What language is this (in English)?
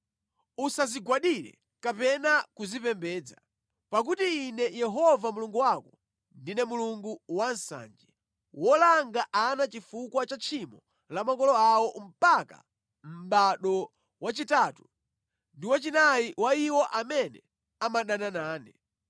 Nyanja